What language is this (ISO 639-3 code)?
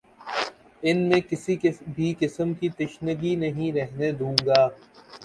urd